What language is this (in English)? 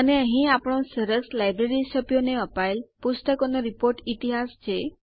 Gujarati